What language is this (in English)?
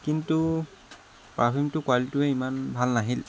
Assamese